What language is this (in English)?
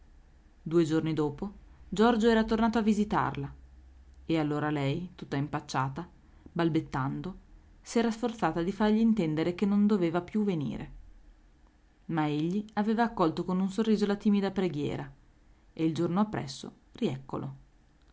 Italian